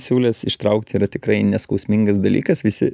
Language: Lithuanian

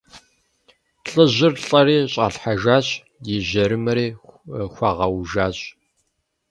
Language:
Kabardian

